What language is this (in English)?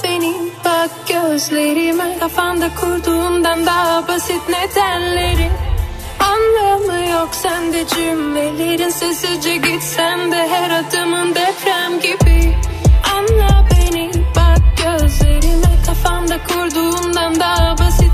Turkish